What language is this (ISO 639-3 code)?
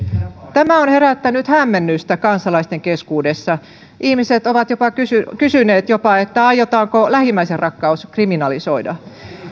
fin